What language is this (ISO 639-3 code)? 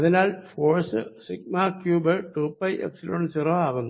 mal